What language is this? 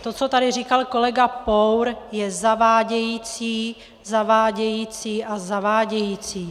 Czech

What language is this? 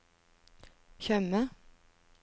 Norwegian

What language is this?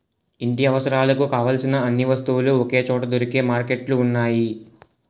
Telugu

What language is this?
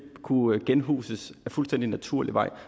Danish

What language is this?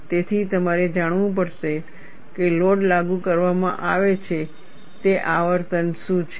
Gujarati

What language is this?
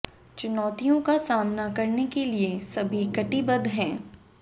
Hindi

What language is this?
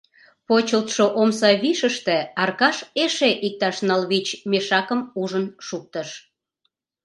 Mari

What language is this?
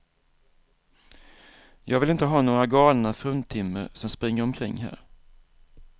Swedish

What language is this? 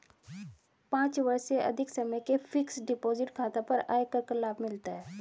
Hindi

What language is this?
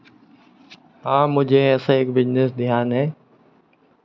Hindi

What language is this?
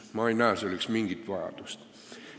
Estonian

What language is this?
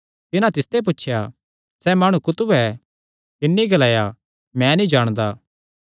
Kangri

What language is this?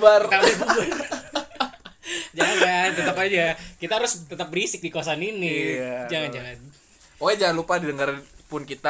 Indonesian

